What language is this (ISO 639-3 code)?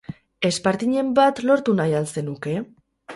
eus